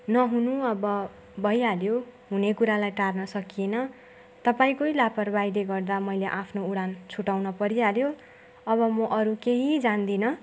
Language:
Nepali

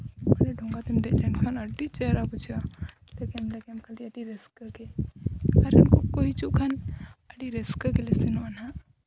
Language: Santali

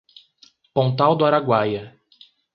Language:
Portuguese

